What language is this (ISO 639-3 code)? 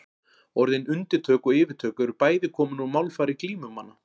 isl